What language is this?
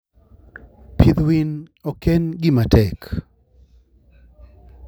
Luo (Kenya and Tanzania)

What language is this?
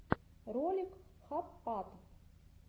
Russian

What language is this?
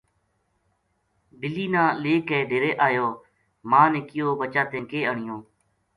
Gujari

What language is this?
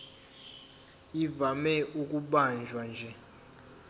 Zulu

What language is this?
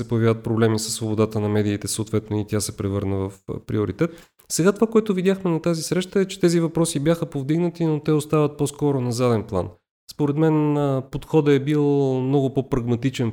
Bulgarian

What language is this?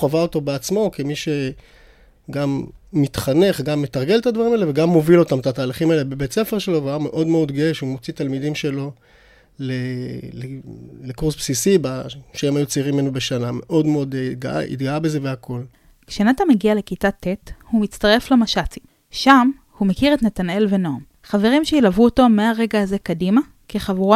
Hebrew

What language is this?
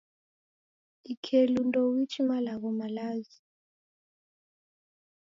Taita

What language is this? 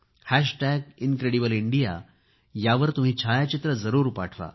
Marathi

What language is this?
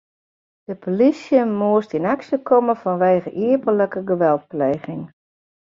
Western Frisian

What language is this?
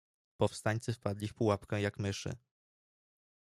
Polish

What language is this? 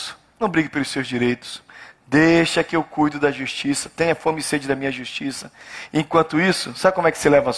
Portuguese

